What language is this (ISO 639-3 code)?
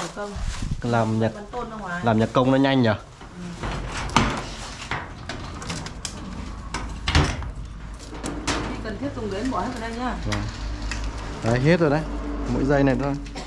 vie